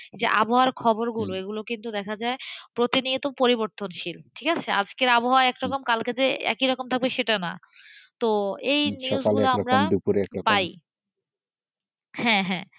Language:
Bangla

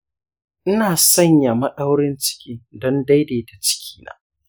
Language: Hausa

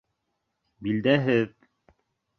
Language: Bashkir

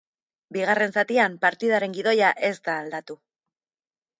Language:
Basque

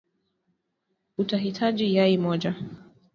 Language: Swahili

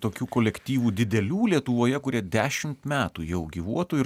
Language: Lithuanian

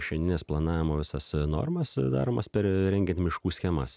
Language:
Lithuanian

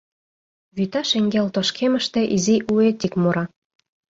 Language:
Mari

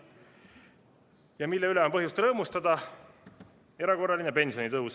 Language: Estonian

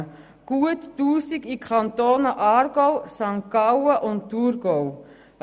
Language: Swiss German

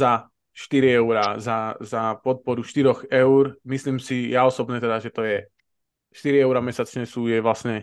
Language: Slovak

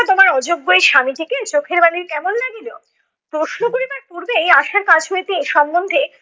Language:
Bangla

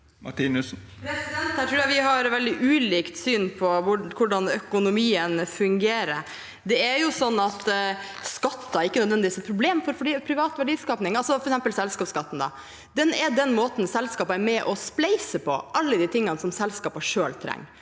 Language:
Norwegian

